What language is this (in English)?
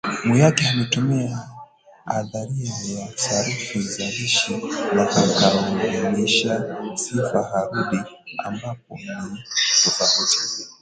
Swahili